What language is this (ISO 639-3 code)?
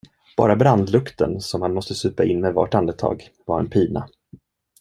swe